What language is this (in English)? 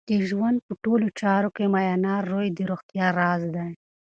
Pashto